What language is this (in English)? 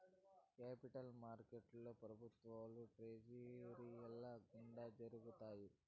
Telugu